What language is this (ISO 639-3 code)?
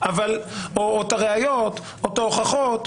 heb